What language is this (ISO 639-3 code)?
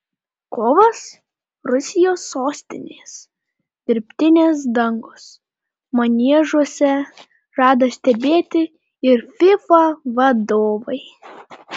lit